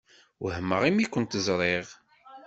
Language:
Kabyle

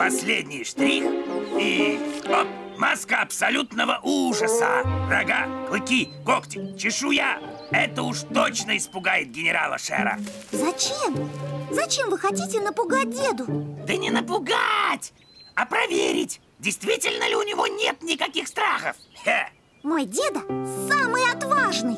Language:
Russian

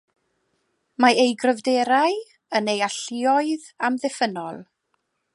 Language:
Welsh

